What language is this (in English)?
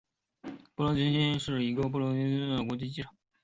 Chinese